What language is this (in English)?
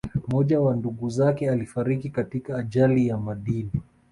Swahili